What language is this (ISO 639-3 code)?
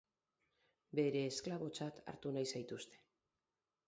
eus